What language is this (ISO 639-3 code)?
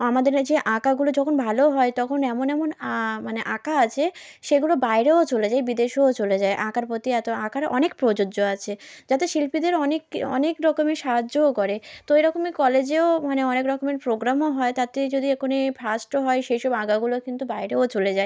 ben